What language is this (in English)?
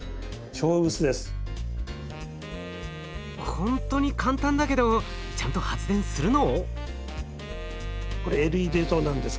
Japanese